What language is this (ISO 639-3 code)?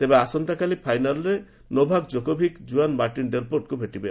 ori